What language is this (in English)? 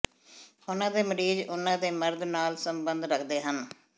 Punjabi